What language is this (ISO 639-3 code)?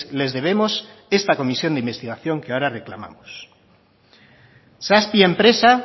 spa